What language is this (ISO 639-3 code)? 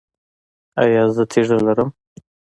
pus